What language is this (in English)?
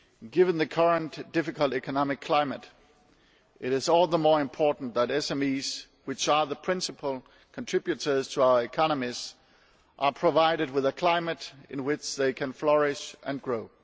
English